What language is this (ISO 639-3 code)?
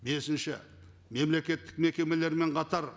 kaz